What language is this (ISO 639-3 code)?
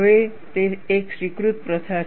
guj